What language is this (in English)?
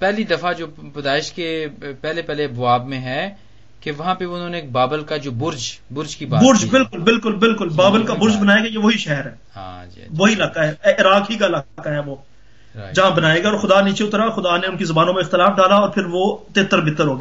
Hindi